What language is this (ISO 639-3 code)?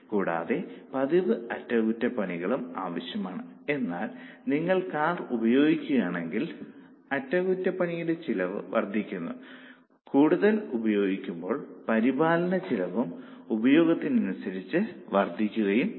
mal